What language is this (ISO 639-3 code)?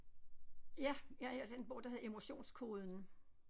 dan